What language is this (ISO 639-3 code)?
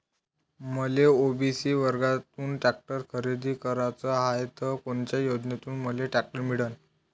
mar